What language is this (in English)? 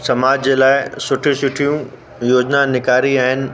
Sindhi